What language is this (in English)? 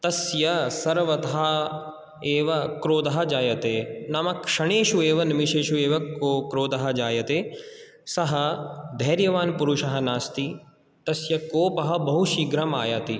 Sanskrit